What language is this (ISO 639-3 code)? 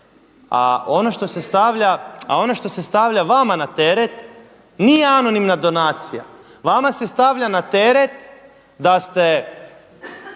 hrv